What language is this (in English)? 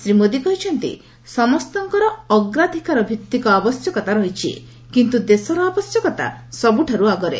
Odia